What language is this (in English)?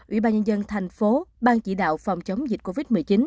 Vietnamese